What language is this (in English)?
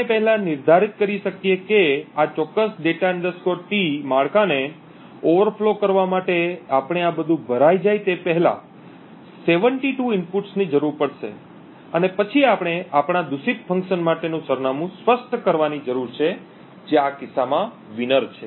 Gujarati